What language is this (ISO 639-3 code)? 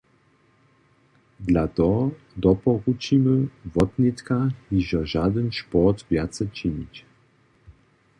hsb